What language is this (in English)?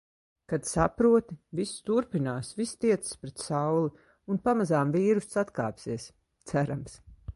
Latvian